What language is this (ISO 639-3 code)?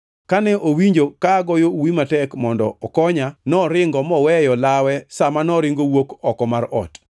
luo